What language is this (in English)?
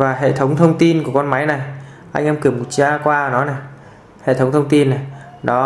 Vietnamese